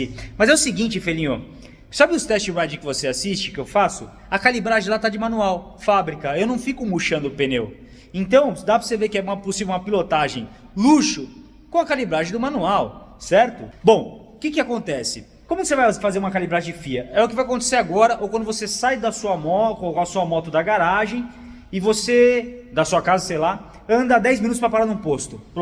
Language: Portuguese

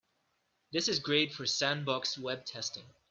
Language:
English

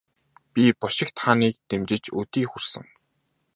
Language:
Mongolian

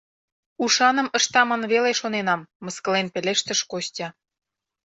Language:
Mari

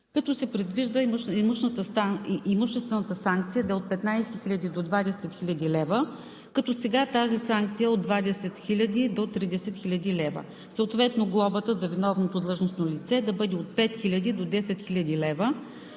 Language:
Bulgarian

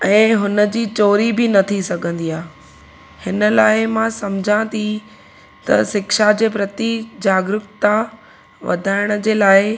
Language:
Sindhi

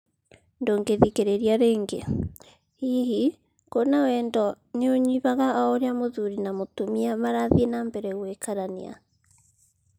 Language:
Kikuyu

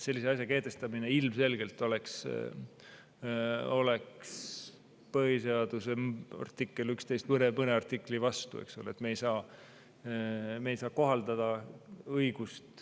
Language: Estonian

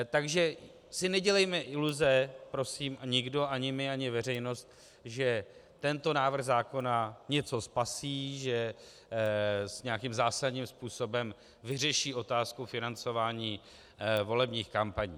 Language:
Czech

